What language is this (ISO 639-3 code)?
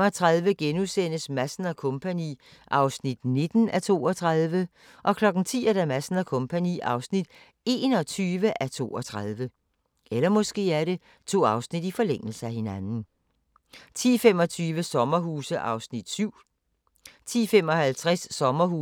dan